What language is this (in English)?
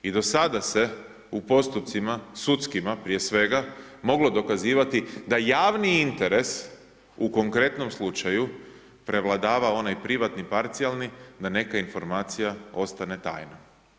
Croatian